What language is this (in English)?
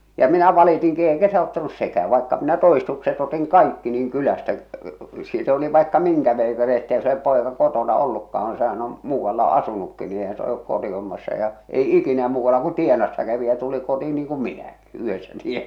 Finnish